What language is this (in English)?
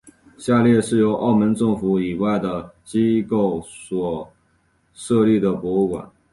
Chinese